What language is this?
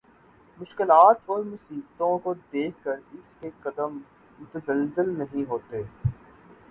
Urdu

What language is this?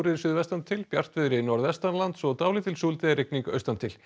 Icelandic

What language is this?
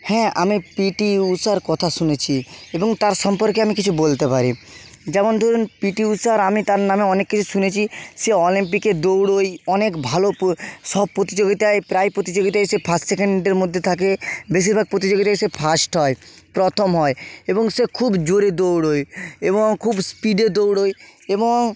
Bangla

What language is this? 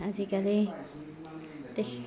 Assamese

